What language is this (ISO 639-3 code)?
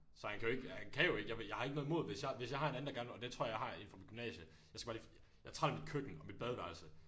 dan